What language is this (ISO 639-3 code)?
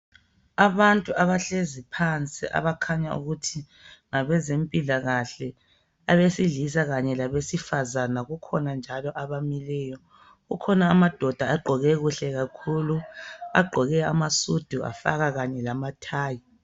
nde